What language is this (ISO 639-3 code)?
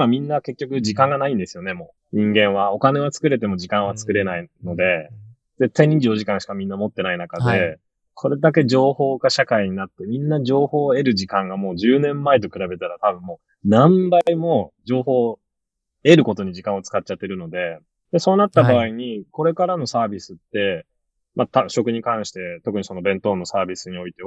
jpn